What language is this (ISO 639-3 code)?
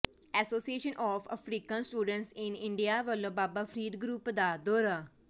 pan